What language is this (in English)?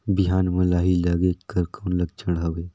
Chhattisgarhi